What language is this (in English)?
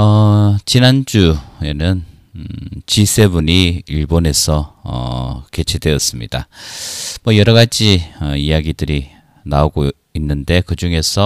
Korean